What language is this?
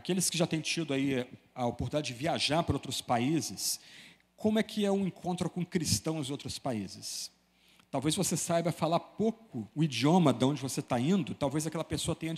Portuguese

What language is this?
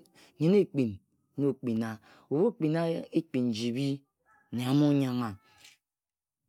Ejagham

